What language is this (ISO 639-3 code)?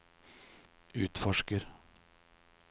nor